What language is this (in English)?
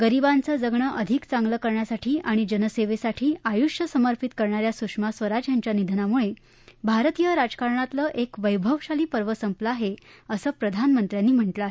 Marathi